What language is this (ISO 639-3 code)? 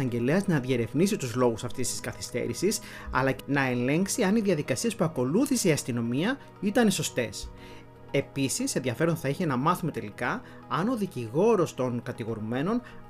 ell